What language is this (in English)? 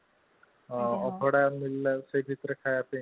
Odia